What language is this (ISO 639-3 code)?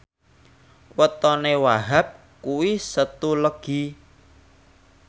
jav